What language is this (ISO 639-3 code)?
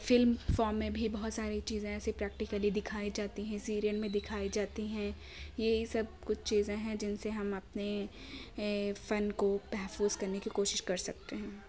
urd